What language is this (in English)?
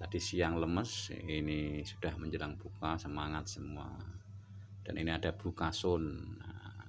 Indonesian